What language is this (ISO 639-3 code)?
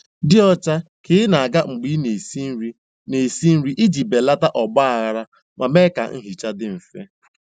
ibo